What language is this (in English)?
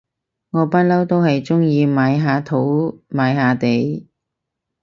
Cantonese